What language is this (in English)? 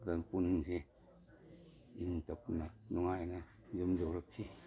Manipuri